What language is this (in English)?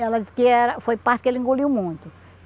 Portuguese